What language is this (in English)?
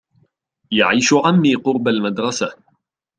Arabic